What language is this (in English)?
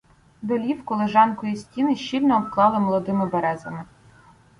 Ukrainian